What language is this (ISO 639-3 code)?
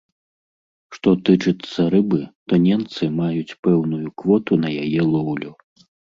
bel